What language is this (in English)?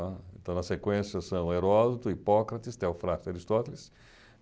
Portuguese